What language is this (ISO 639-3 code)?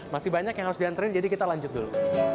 ind